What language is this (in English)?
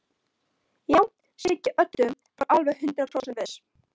Icelandic